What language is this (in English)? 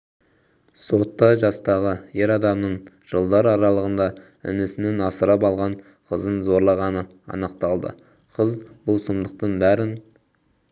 Kazakh